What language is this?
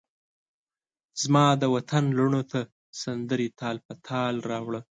Pashto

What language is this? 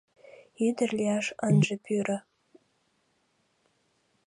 Mari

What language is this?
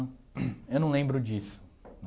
Portuguese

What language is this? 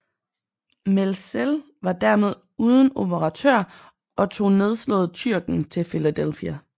Danish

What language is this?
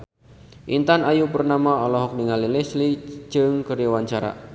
Sundanese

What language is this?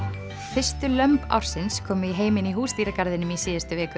Icelandic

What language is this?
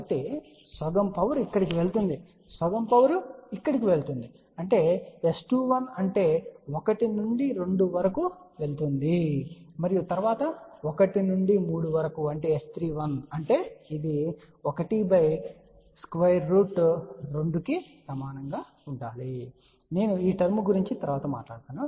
Telugu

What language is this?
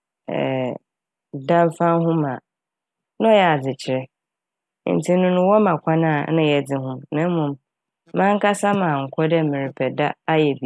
Akan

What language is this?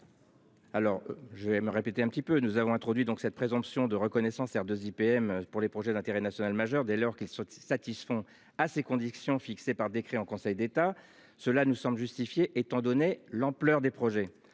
French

